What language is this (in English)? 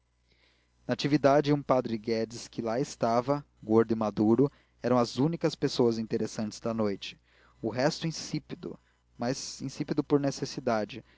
Portuguese